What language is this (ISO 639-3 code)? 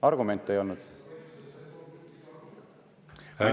est